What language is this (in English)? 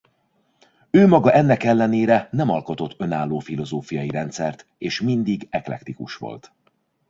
Hungarian